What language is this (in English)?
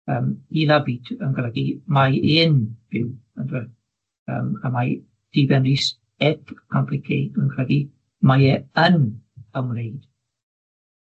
Welsh